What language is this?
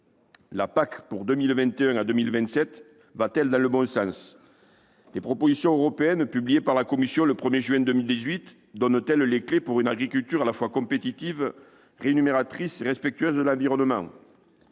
French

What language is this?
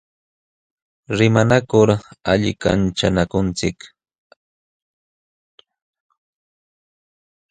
Jauja Wanca Quechua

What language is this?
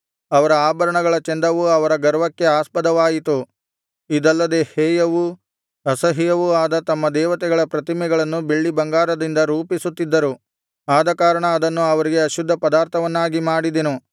Kannada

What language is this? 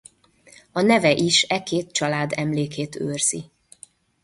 Hungarian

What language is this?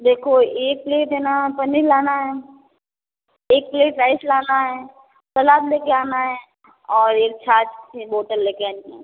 Hindi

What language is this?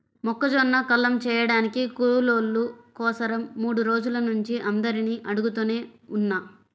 Telugu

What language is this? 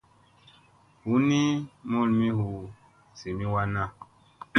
Musey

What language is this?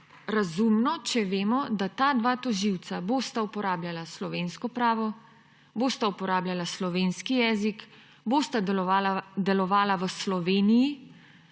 Slovenian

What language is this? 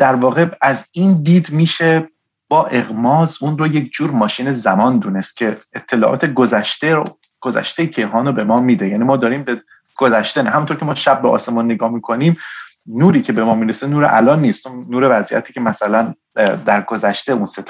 Persian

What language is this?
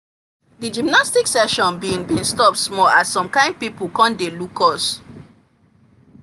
Nigerian Pidgin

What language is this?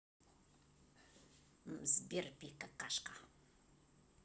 Russian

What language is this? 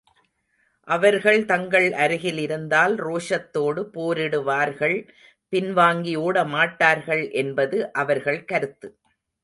Tamil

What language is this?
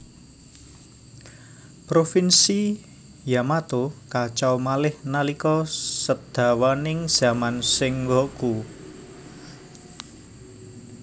Javanese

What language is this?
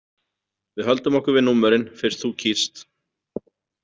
Icelandic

